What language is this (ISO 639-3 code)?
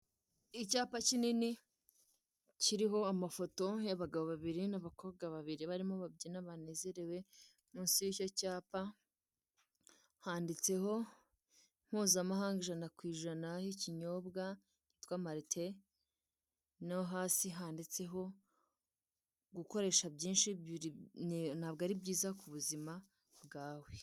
kin